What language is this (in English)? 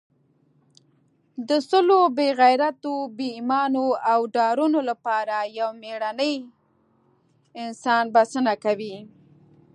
Pashto